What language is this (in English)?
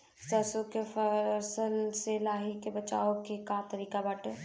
Bhojpuri